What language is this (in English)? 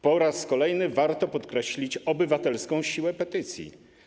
Polish